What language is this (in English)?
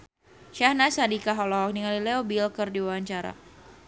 Sundanese